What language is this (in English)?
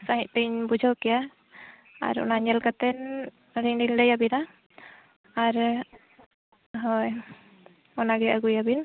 Santali